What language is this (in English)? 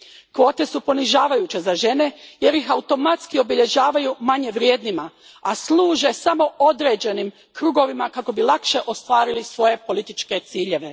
Croatian